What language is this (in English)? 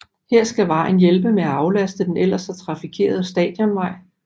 Danish